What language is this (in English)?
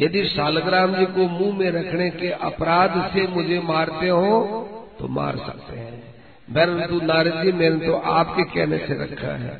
Hindi